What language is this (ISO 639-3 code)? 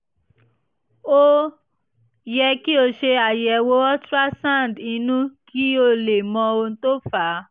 yor